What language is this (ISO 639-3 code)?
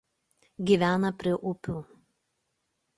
lit